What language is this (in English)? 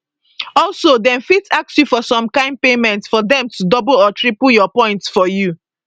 Nigerian Pidgin